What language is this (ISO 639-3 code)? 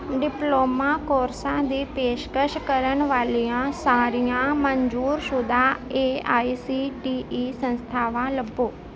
pan